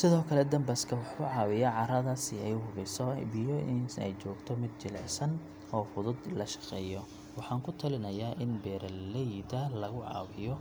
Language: Somali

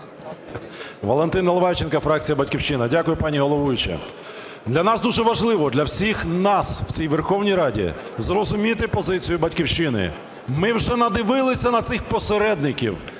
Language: Ukrainian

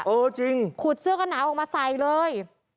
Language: Thai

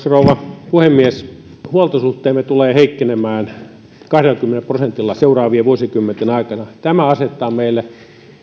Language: Finnish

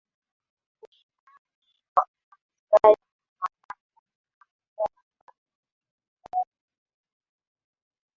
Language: Swahili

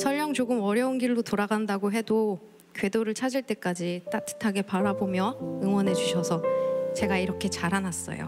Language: Korean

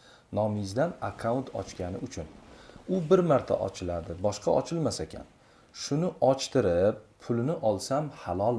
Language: Turkish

